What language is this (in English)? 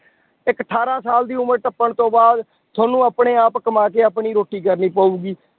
Punjabi